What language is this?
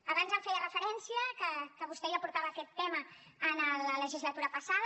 Catalan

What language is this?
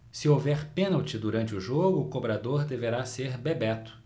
Portuguese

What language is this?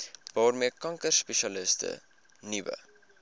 Afrikaans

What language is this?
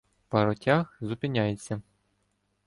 Ukrainian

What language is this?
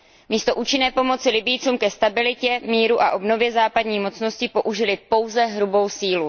Czech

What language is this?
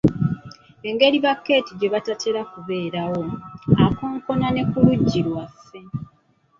Ganda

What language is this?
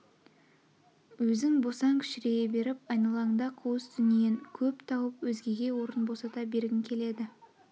Kazakh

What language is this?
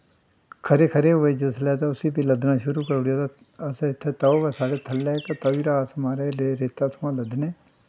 Dogri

